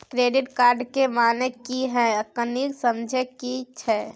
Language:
Maithili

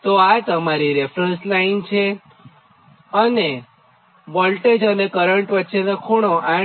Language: Gujarati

